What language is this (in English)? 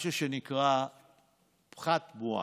Hebrew